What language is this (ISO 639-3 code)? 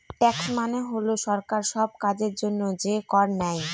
ben